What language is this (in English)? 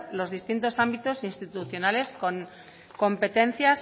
Spanish